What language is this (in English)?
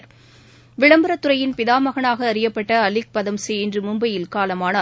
Tamil